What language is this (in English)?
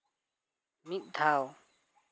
Santali